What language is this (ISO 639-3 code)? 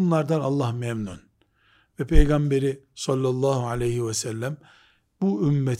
tur